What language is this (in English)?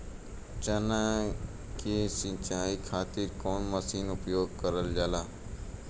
Bhojpuri